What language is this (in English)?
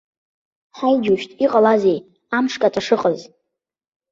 Abkhazian